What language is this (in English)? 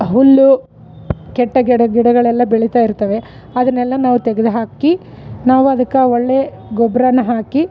Kannada